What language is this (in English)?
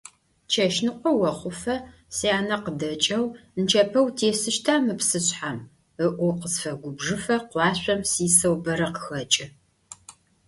Adyghe